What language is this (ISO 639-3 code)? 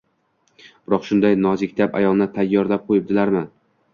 uzb